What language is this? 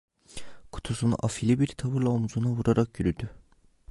Turkish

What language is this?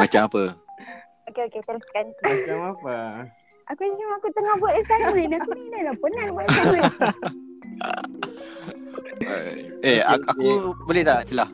Malay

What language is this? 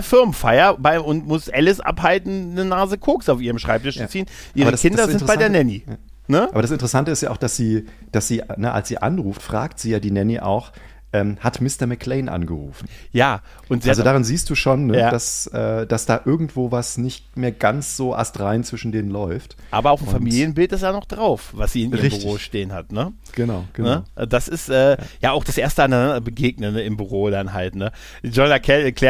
German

